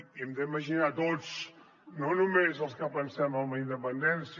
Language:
Catalan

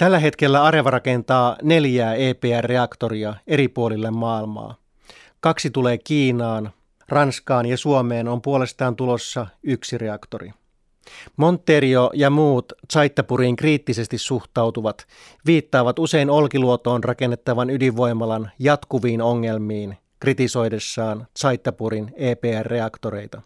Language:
Finnish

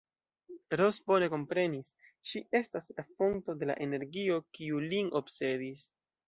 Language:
Esperanto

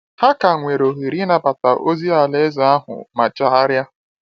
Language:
Igbo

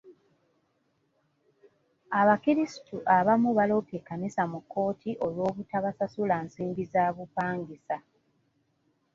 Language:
Ganda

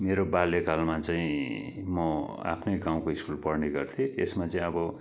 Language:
Nepali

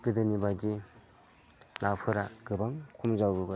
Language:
Bodo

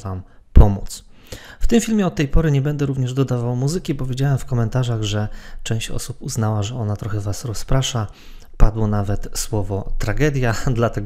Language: Polish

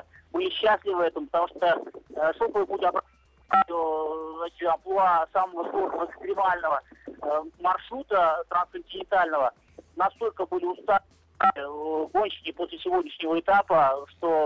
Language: Russian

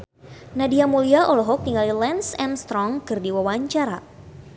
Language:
Sundanese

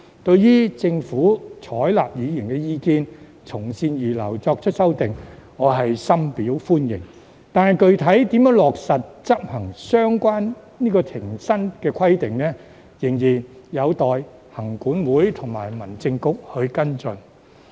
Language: Cantonese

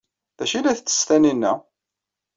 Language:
Kabyle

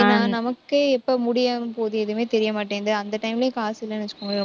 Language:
Tamil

